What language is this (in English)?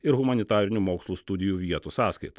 Lithuanian